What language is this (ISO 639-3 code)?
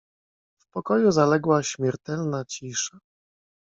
pol